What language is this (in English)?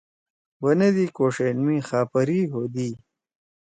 Torwali